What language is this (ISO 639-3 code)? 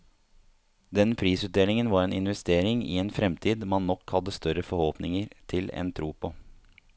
nor